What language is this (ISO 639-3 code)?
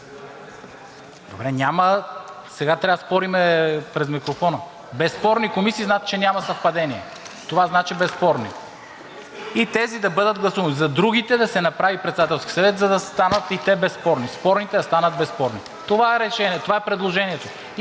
bul